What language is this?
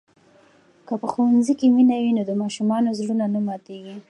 Pashto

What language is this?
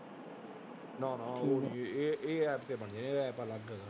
Punjabi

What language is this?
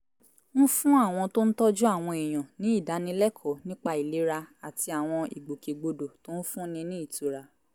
Yoruba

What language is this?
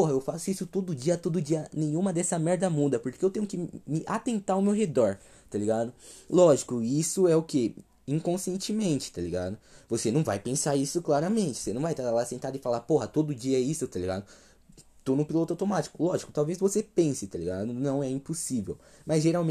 Portuguese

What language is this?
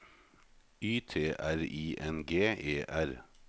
Norwegian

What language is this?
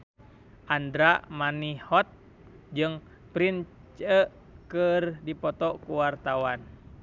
Sundanese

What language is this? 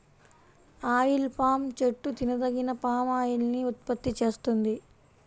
Telugu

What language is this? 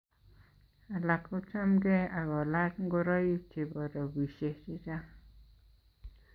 Kalenjin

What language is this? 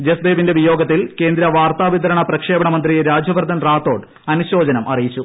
Malayalam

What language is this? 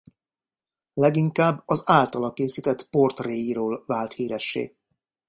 Hungarian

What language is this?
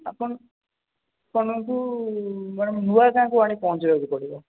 Odia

